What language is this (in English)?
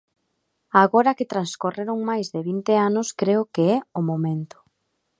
Galician